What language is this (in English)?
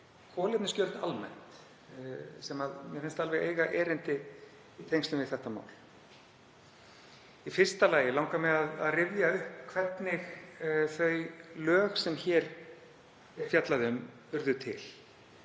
Icelandic